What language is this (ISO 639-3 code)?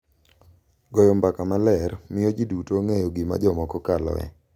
luo